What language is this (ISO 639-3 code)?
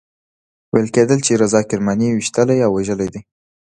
pus